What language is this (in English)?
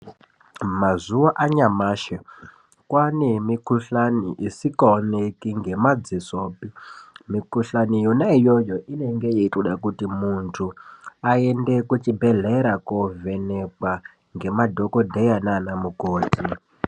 Ndau